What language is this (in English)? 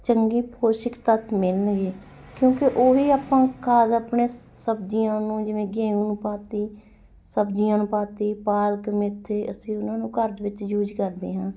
Punjabi